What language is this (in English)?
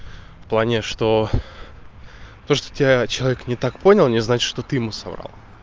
Russian